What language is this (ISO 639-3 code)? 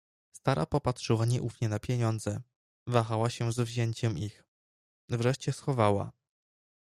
pol